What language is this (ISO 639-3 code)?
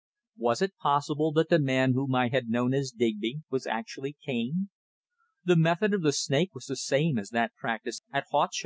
eng